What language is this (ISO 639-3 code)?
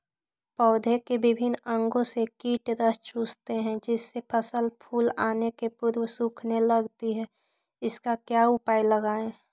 mag